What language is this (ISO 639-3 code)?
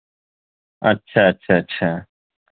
urd